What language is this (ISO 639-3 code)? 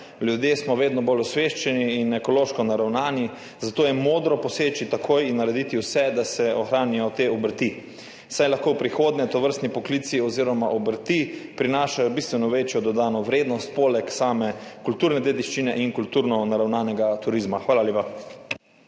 slv